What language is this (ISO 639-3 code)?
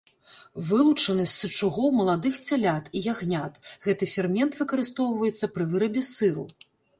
bel